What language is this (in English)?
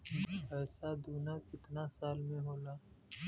Bhojpuri